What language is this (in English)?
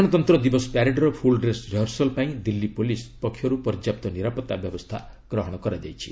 Odia